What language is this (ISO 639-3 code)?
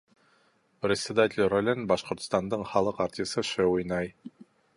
bak